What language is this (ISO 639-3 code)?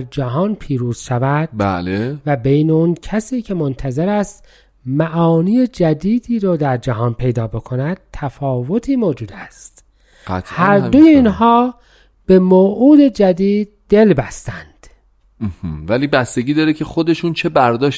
fas